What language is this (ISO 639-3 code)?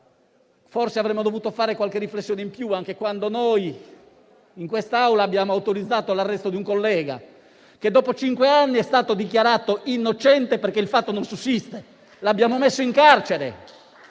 ita